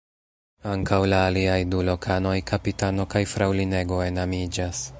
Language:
Esperanto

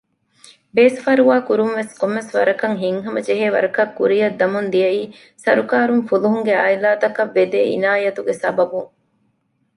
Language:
Divehi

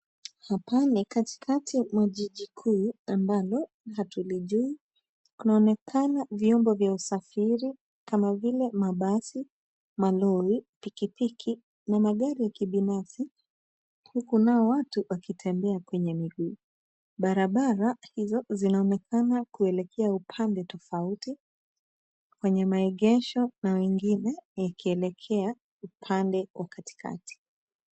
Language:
Swahili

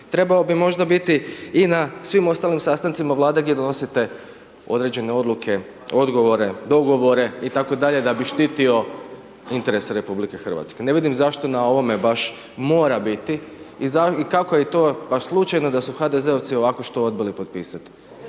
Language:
Croatian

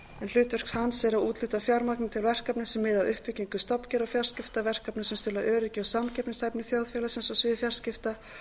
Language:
Icelandic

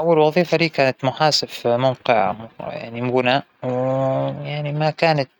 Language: Hijazi Arabic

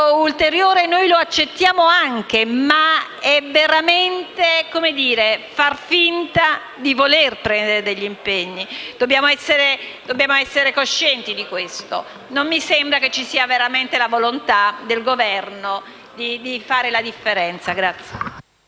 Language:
Italian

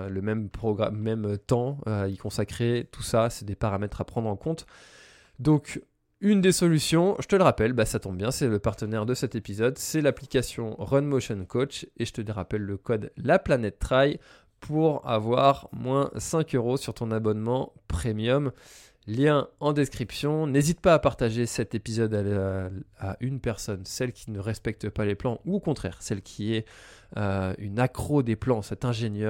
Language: French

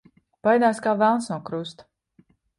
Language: Latvian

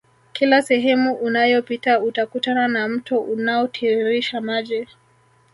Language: Swahili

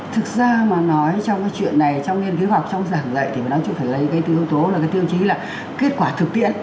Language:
Vietnamese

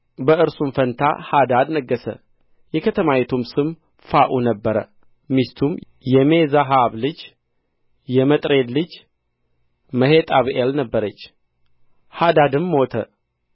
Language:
Amharic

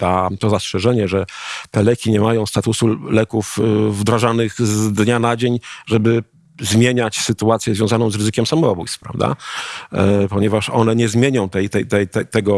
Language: Polish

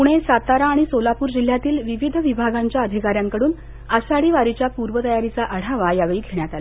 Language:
Marathi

